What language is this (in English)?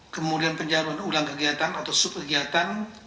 Indonesian